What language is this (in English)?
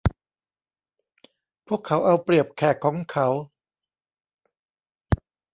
Thai